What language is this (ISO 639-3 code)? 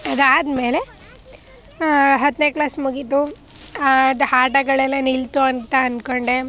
kan